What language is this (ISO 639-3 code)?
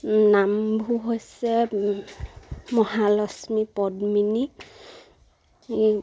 asm